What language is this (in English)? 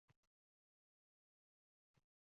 Uzbek